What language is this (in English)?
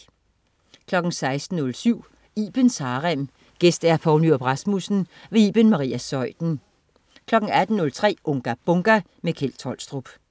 Danish